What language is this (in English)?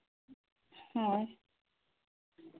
Santali